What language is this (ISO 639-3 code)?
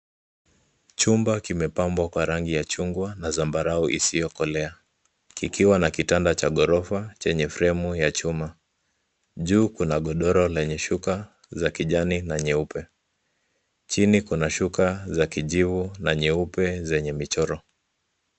swa